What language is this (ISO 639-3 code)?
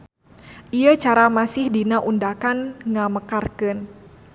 sun